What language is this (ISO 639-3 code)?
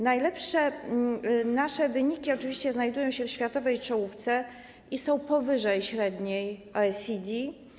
pol